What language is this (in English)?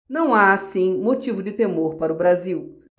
Portuguese